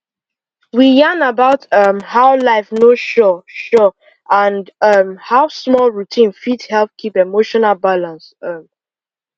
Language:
Nigerian Pidgin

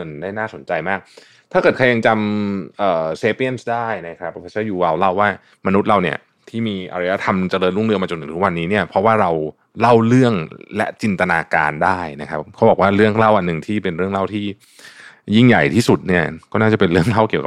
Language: Thai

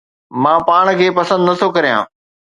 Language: Sindhi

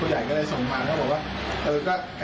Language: Thai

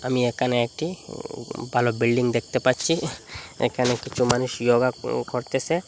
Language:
Bangla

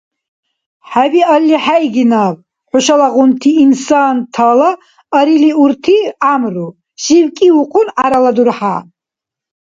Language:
Dargwa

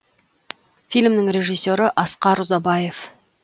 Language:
Kazakh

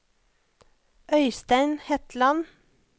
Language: Norwegian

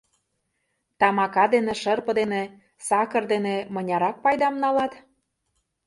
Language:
Mari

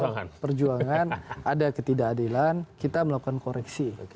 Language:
Indonesian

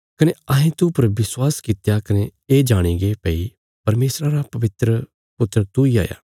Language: Bilaspuri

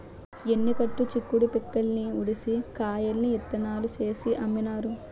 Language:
Telugu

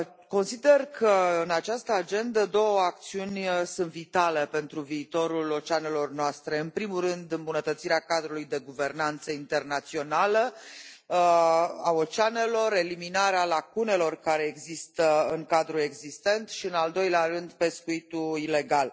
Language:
Romanian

